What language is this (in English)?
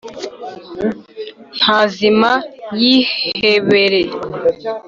Kinyarwanda